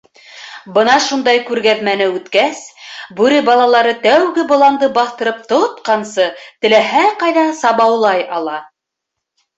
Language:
Bashkir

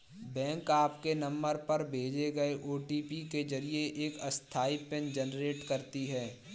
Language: Hindi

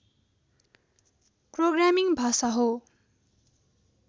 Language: Nepali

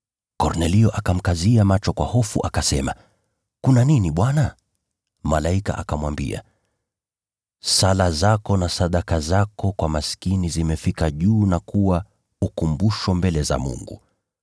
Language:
Swahili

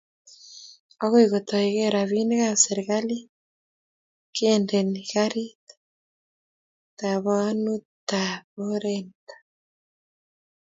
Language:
Kalenjin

